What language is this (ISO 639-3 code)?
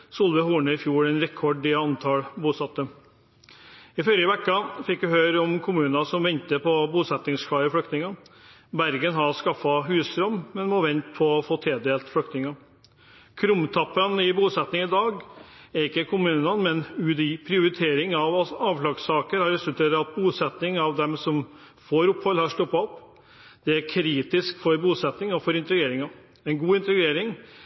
nob